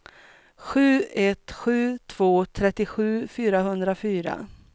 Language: Swedish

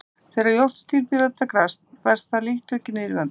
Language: Icelandic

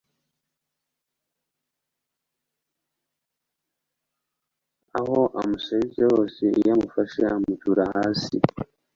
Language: Kinyarwanda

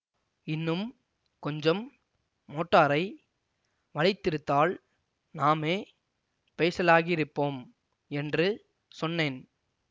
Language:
Tamil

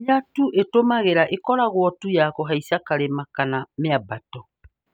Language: Kikuyu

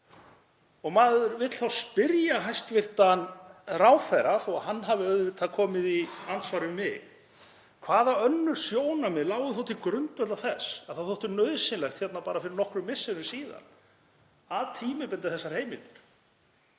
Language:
Icelandic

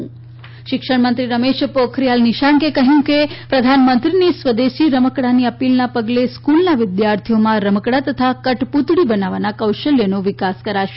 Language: Gujarati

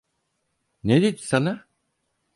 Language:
Turkish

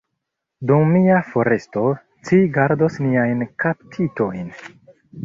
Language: Esperanto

